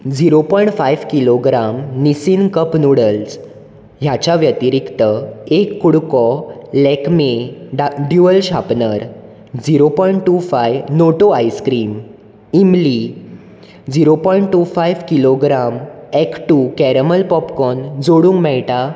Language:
Konkani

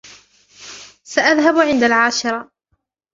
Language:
Arabic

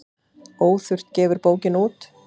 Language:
Icelandic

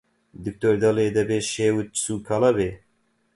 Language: Central Kurdish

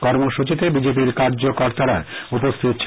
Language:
Bangla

